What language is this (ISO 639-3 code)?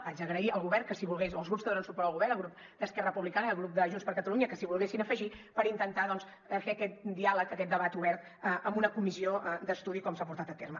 cat